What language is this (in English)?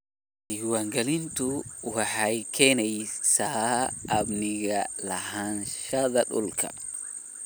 Somali